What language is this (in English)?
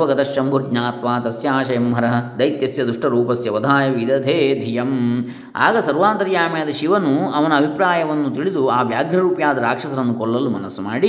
Kannada